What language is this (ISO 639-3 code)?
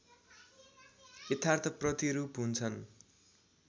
nep